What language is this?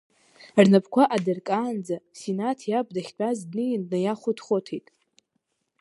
Abkhazian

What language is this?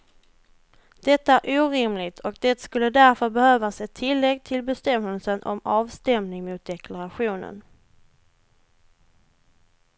Swedish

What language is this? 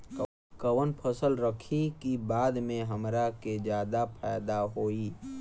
Bhojpuri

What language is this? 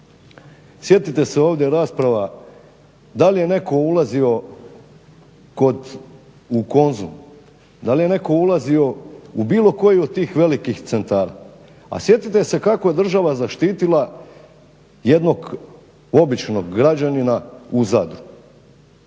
Croatian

